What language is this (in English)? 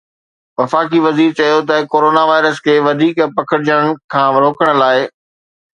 Sindhi